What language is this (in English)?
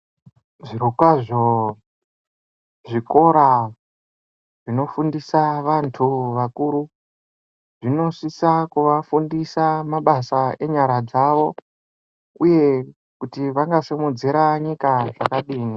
Ndau